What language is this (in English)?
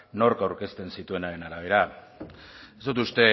Basque